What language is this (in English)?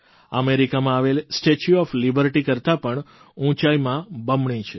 Gujarati